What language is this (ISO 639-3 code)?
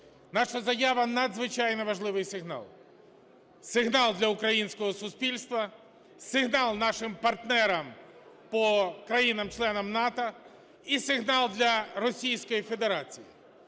ukr